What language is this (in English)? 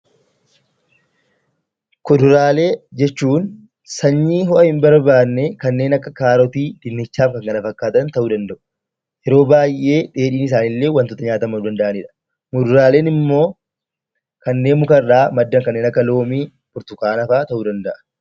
Oromo